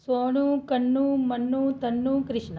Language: Dogri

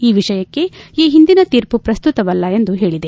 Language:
Kannada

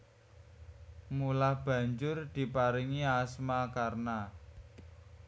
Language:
Javanese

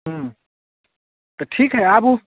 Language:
Maithili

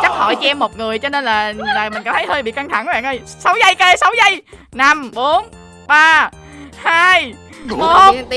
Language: Vietnamese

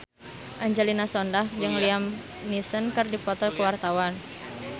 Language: Sundanese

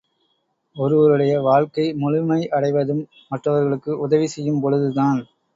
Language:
Tamil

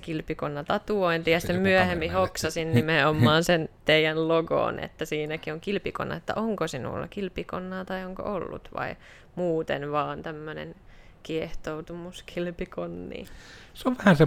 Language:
Finnish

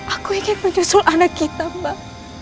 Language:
Indonesian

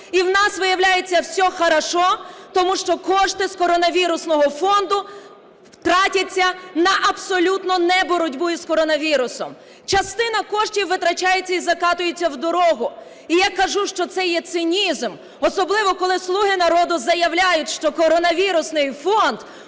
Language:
Ukrainian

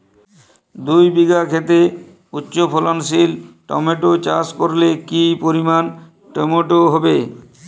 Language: Bangla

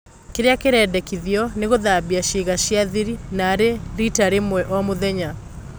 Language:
Kikuyu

